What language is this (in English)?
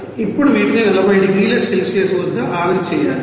Telugu